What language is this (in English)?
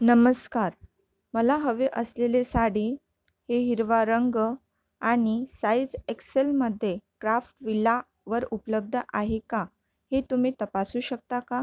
Marathi